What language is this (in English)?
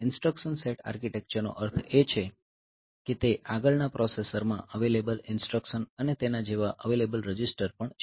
Gujarati